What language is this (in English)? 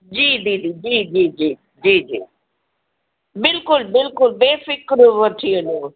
Sindhi